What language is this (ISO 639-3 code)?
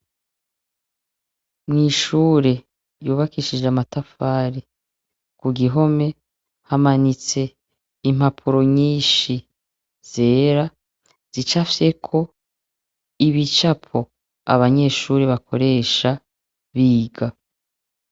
run